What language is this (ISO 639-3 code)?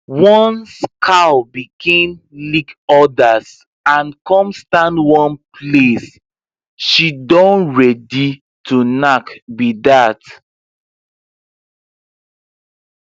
pcm